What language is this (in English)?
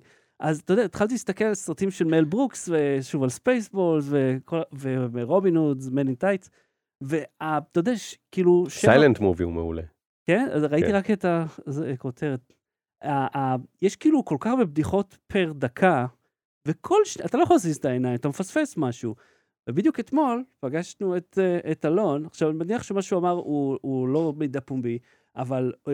Hebrew